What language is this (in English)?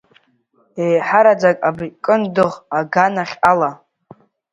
Abkhazian